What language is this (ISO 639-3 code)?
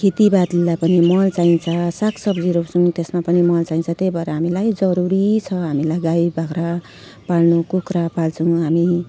nep